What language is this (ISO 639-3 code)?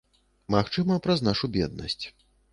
bel